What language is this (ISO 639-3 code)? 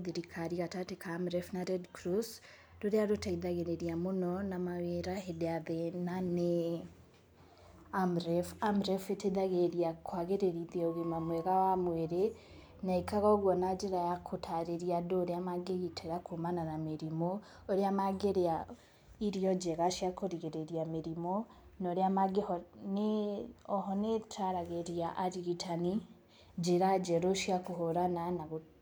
kik